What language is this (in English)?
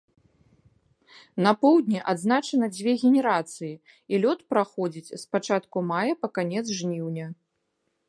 Belarusian